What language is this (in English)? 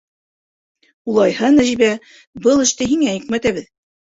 Bashkir